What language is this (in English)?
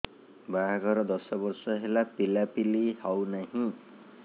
Odia